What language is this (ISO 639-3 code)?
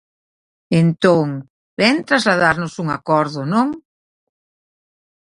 glg